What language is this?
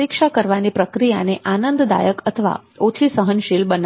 Gujarati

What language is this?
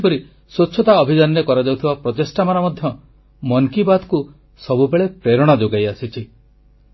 Odia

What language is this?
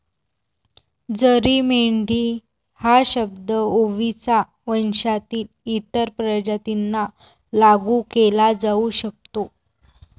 Marathi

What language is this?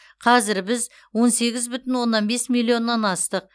Kazakh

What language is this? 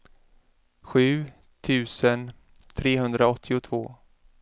Swedish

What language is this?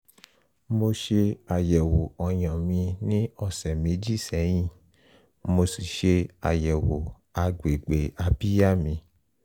Yoruba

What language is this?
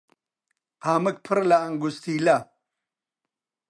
Central Kurdish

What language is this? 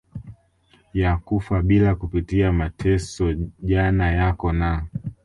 Swahili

